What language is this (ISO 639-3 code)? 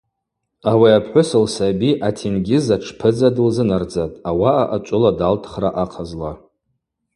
abq